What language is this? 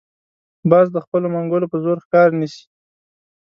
Pashto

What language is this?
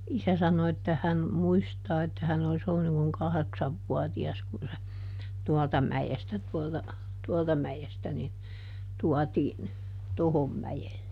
Finnish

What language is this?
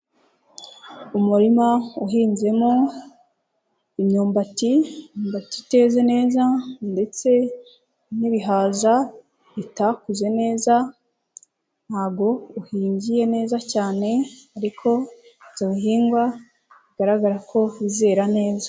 Kinyarwanda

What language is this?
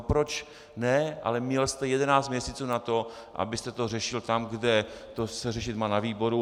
Czech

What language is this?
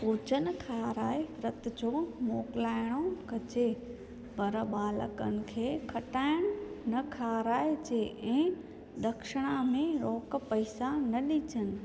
Sindhi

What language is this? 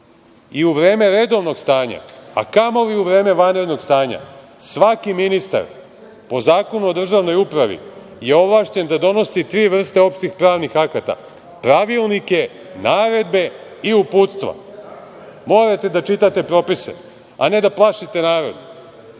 Serbian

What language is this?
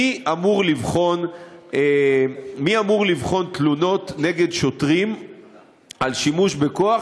Hebrew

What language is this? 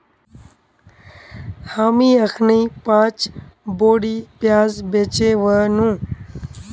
Magahi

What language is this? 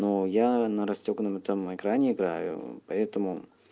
Russian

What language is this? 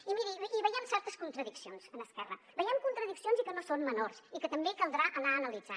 Catalan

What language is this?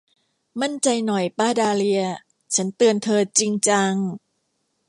Thai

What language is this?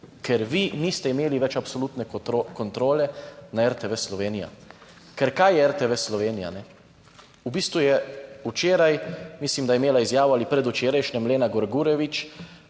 Slovenian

